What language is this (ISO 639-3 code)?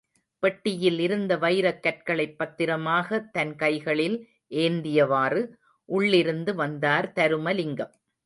tam